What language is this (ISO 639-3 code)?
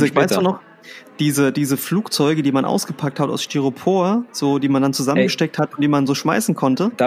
deu